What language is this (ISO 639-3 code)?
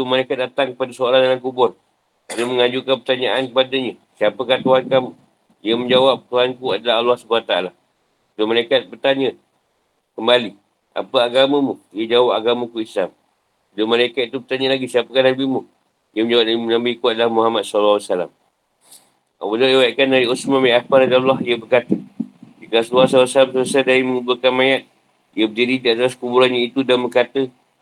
msa